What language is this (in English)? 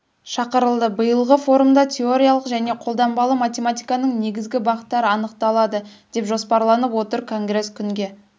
Kazakh